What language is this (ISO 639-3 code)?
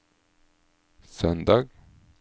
nor